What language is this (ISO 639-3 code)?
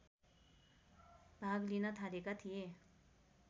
nep